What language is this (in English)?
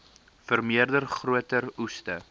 Afrikaans